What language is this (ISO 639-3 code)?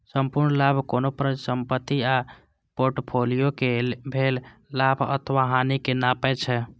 mai